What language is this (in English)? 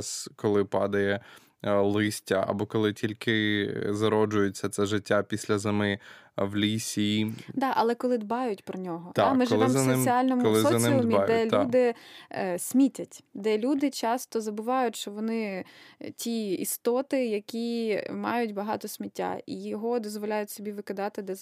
Ukrainian